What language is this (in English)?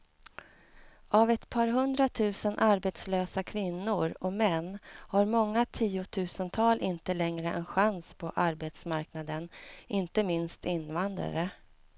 Swedish